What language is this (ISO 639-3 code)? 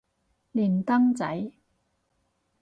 yue